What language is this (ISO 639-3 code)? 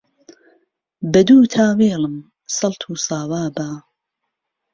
ckb